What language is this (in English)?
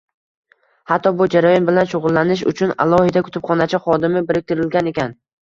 Uzbek